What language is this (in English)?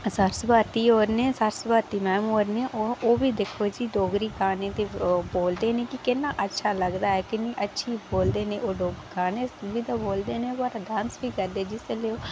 Dogri